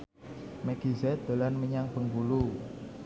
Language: Javanese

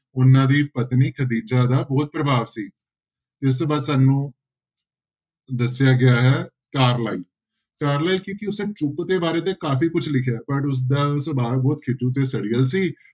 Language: Punjabi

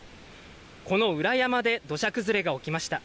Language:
Japanese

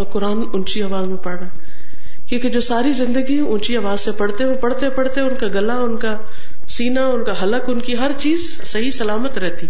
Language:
Urdu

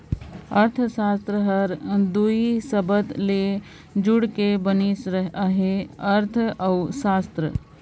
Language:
Chhattisgarhi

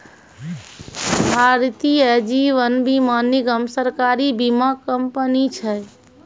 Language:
Maithili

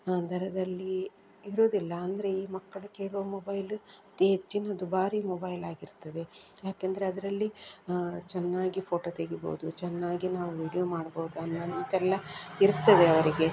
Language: Kannada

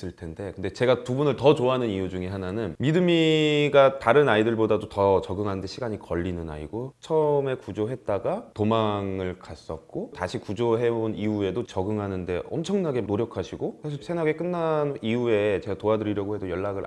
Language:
Korean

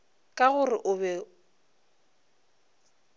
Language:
Northern Sotho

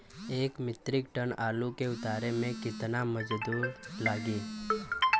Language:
Bhojpuri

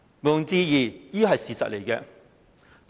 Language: Cantonese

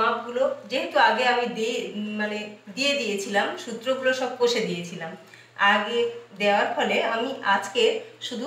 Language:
Hindi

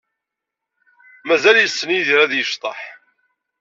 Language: Kabyle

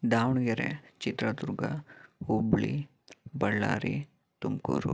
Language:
Kannada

